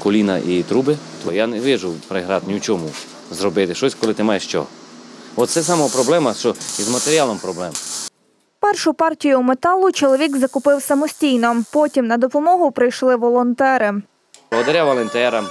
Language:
Ukrainian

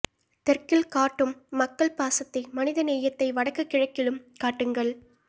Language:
Tamil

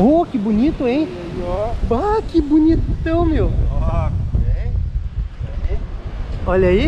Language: Portuguese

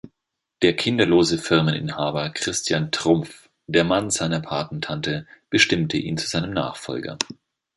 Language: German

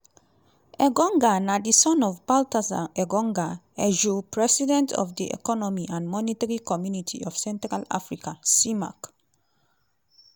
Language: Nigerian Pidgin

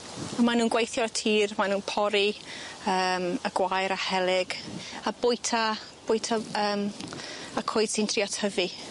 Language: Welsh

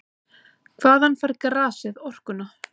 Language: Icelandic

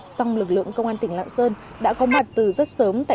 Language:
Vietnamese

